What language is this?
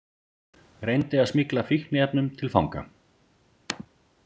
Icelandic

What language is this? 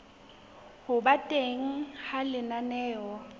Southern Sotho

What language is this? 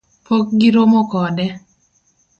Luo (Kenya and Tanzania)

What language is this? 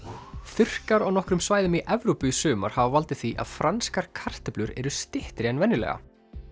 Icelandic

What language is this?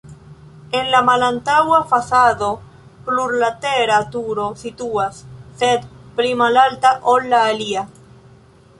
Esperanto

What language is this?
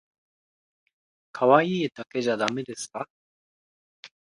Japanese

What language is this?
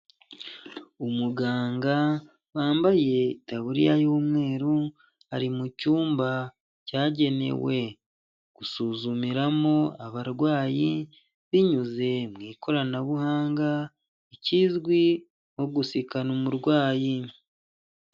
Kinyarwanda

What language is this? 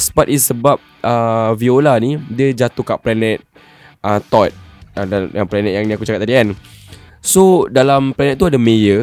Malay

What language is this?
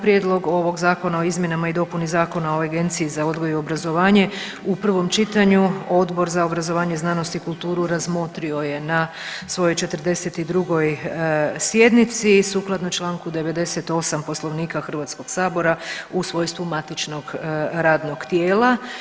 Croatian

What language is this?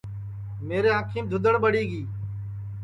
Sansi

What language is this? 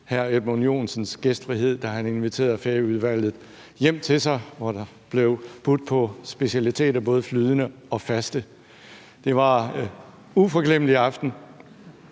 Danish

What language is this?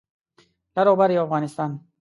Pashto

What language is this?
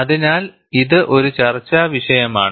Malayalam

